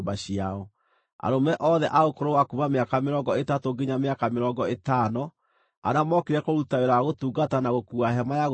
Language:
Kikuyu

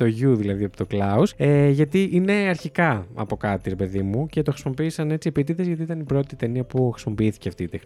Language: Greek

